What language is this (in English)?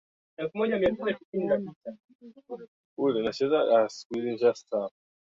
Swahili